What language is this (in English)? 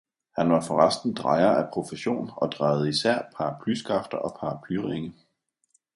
Danish